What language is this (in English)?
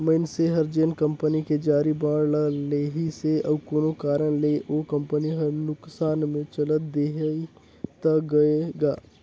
Chhattisgarhi